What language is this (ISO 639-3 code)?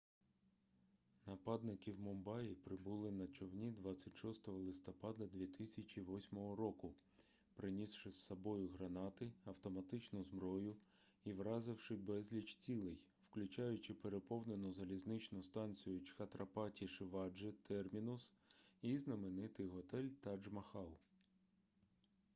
ukr